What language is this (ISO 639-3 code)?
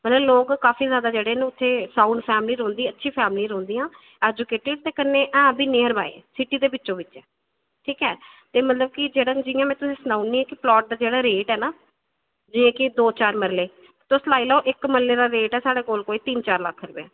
doi